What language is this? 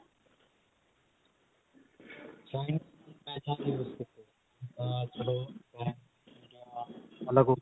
Punjabi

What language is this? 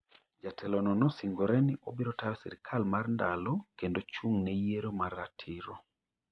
Luo (Kenya and Tanzania)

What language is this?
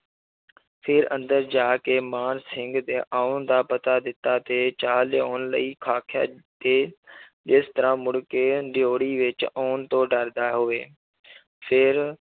Punjabi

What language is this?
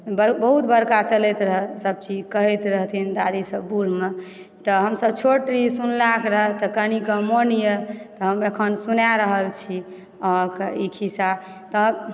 Maithili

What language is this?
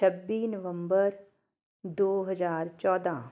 Punjabi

